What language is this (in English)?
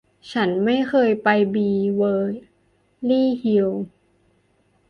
Thai